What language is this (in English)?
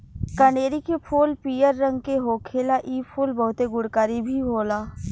Bhojpuri